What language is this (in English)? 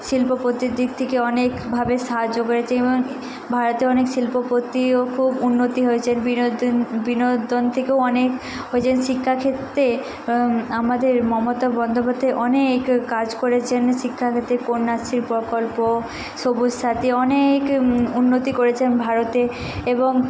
Bangla